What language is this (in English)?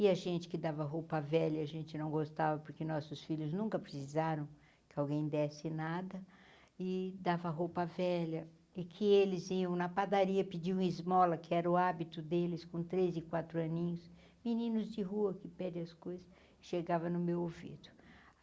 Portuguese